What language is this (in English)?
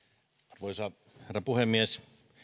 Finnish